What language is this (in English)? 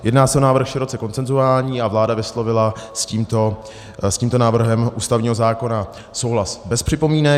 Czech